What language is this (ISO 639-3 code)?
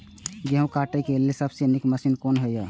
mai